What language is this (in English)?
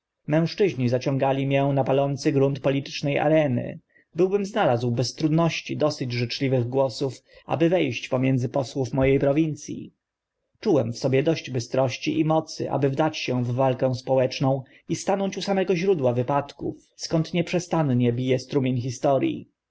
Polish